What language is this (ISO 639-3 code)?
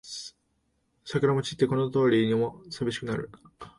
jpn